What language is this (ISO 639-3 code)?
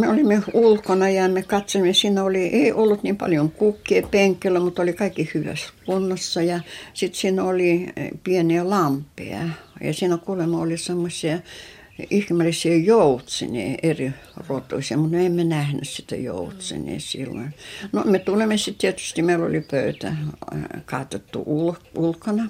fin